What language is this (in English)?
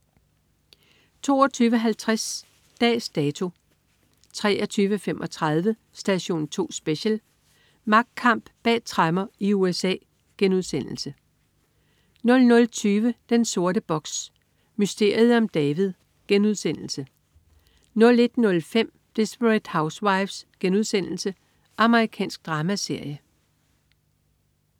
Danish